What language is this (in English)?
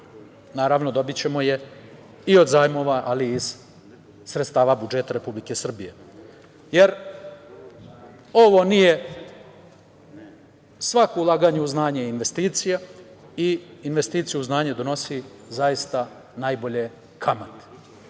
Serbian